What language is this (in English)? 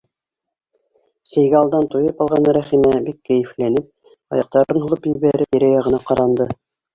Bashkir